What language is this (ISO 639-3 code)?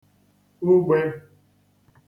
ibo